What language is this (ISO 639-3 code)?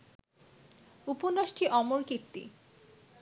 ben